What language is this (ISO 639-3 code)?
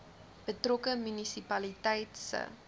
afr